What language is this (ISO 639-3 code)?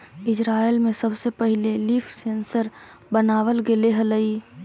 mag